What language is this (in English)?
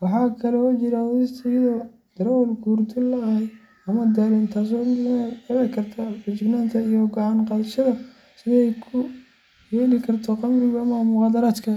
Somali